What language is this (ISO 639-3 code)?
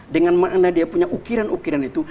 ind